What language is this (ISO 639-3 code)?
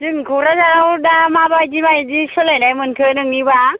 brx